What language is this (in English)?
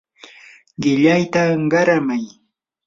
Yanahuanca Pasco Quechua